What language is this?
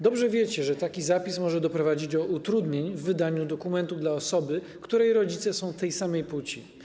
Polish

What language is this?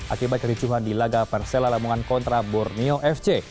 Indonesian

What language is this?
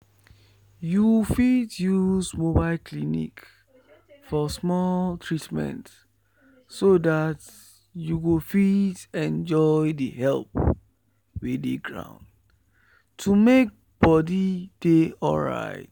Nigerian Pidgin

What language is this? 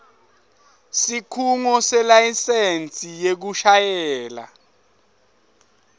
Swati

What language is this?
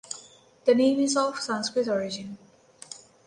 English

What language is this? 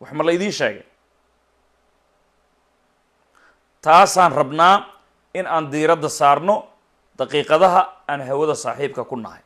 Arabic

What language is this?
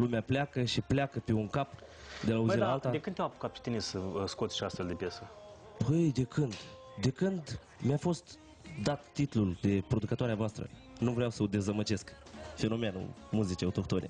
Romanian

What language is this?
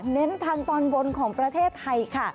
Thai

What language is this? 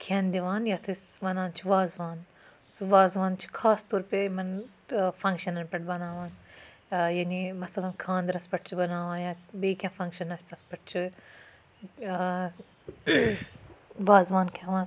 Kashmiri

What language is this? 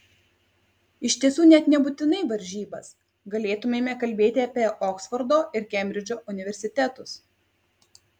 Lithuanian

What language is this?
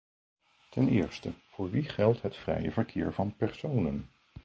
Dutch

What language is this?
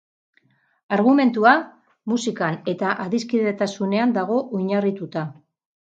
Basque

